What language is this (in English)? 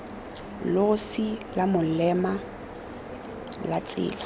Tswana